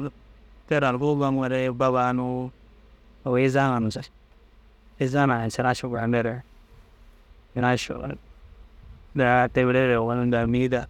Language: Dazaga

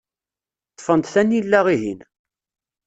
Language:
Kabyle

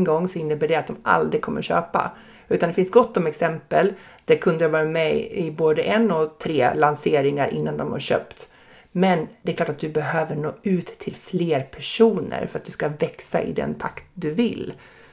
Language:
Swedish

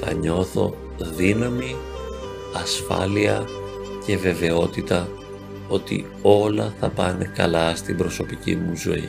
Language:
Greek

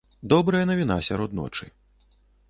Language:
Belarusian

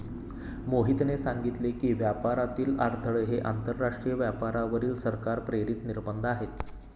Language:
Marathi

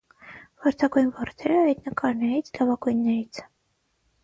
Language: Armenian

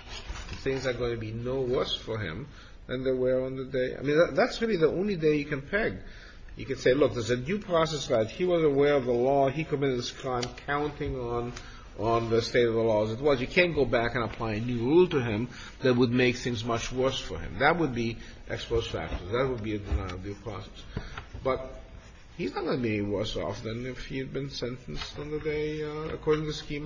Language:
English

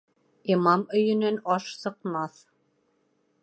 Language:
Bashkir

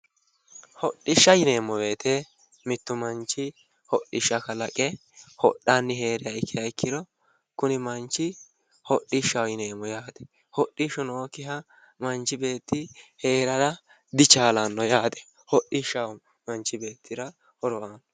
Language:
Sidamo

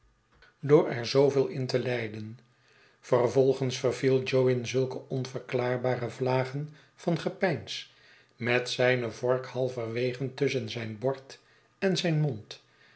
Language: Dutch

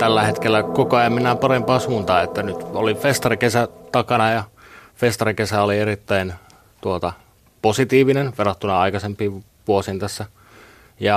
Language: Finnish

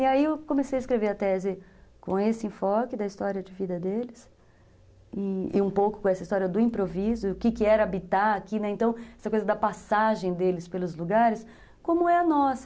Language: Portuguese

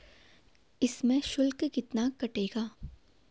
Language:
Hindi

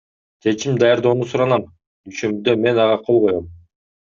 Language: Kyrgyz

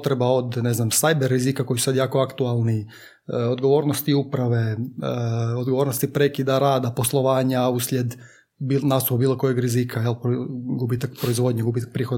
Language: Croatian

